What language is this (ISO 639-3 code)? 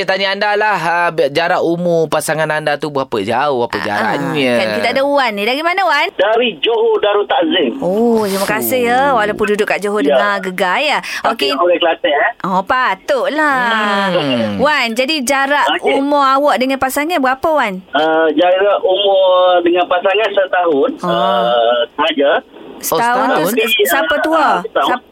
msa